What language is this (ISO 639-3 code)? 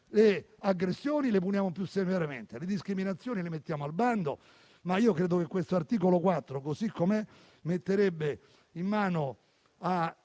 ita